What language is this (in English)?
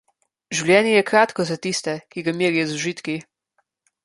Slovenian